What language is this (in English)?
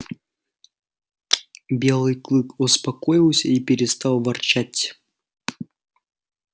Russian